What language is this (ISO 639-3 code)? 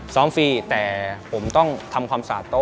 tha